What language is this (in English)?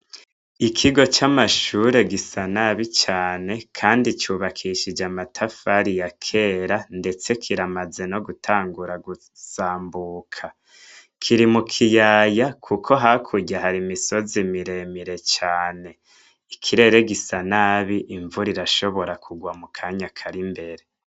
Rundi